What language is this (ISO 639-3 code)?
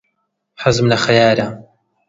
ckb